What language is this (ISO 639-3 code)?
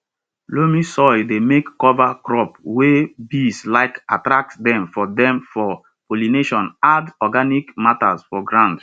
pcm